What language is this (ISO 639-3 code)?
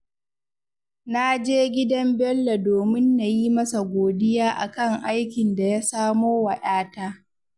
hau